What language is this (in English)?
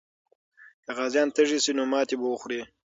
Pashto